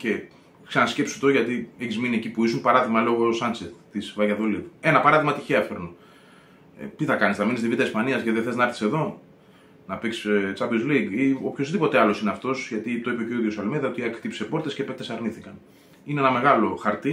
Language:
Greek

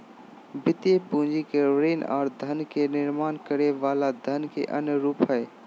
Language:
Magahi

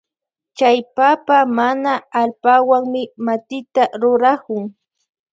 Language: Loja Highland Quichua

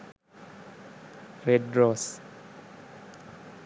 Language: Sinhala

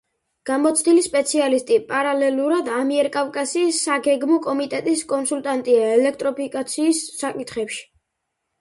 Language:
Georgian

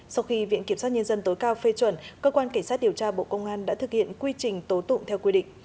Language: Vietnamese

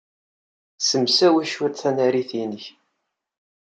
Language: Kabyle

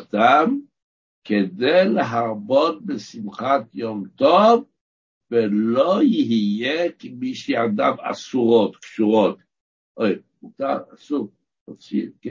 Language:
Hebrew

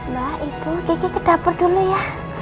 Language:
Indonesian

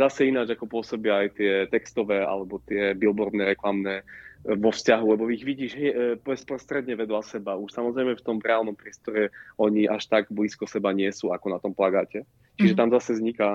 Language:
Slovak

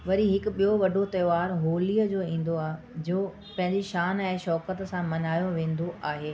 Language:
Sindhi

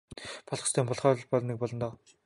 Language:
Mongolian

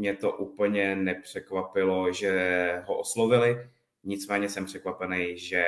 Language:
Czech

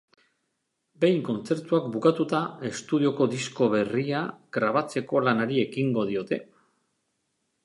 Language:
Basque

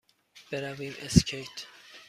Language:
Persian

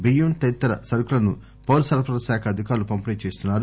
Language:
Telugu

